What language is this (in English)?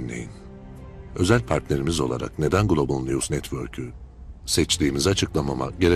Turkish